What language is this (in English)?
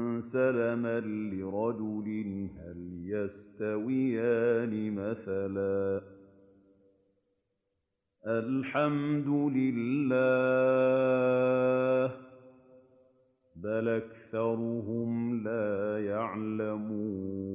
Arabic